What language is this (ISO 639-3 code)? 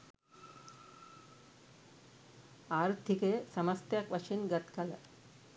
sin